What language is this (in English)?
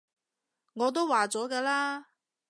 Cantonese